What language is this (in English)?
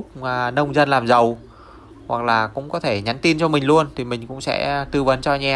Vietnamese